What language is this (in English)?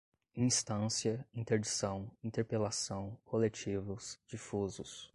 Portuguese